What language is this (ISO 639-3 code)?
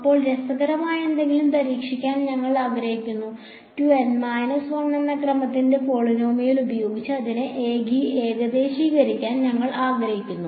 mal